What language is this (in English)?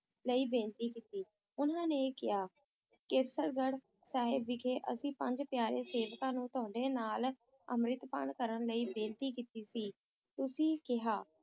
Punjabi